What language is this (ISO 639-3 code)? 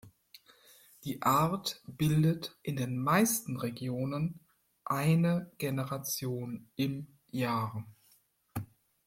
deu